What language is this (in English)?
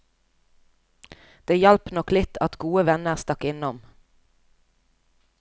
Norwegian